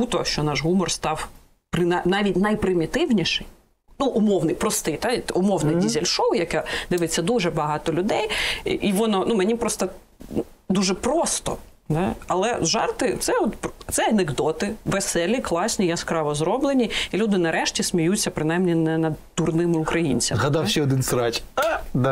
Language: Ukrainian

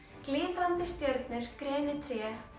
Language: Icelandic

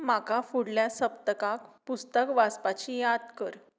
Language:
Konkani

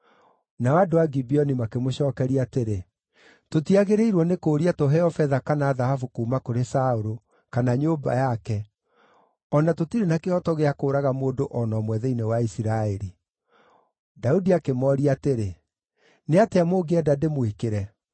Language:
Kikuyu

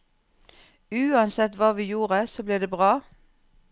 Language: Norwegian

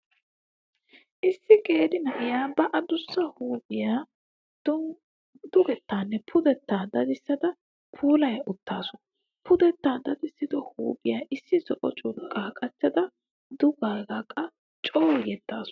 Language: Wolaytta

